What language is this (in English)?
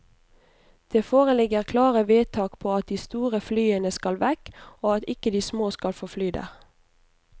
Norwegian